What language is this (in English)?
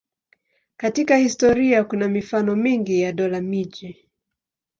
Swahili